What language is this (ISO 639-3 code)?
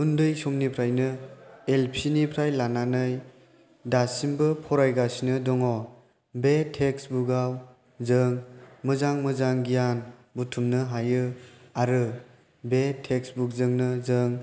brx